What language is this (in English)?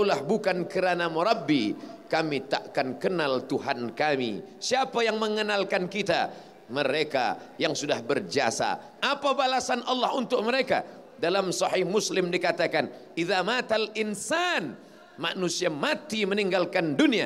Malay